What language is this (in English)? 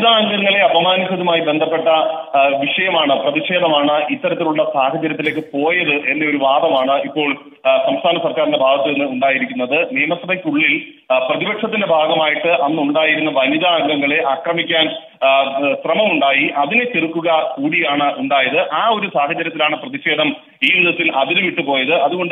Arabic